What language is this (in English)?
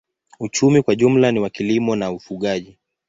Swahili